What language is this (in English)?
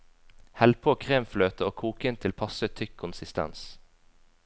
Norwegian